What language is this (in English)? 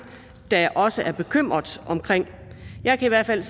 Danish